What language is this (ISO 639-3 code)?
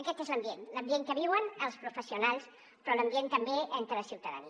cat